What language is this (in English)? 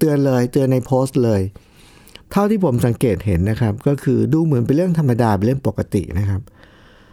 Thai